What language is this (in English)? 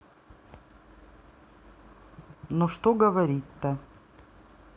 Russian